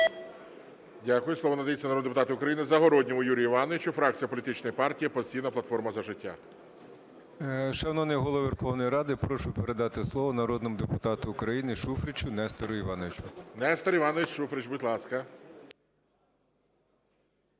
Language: Ukrainian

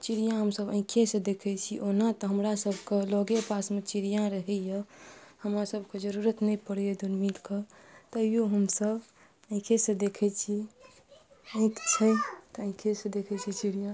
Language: Maithili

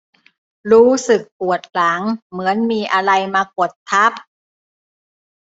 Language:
Thai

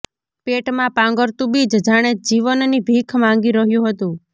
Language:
Gujarati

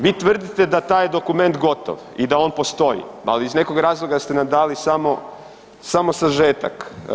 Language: Croatian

